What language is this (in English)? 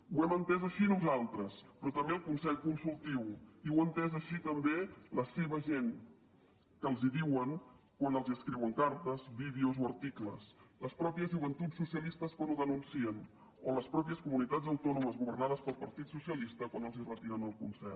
Catalan